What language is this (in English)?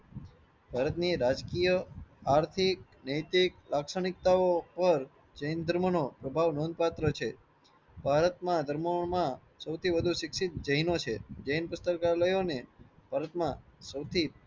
Gujarati